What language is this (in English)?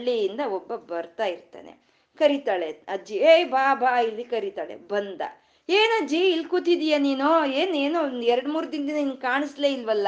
Kannada